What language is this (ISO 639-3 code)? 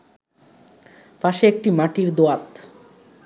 ben